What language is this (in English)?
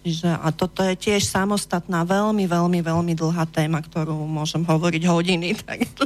Slovak